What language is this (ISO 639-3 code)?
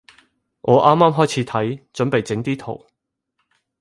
yue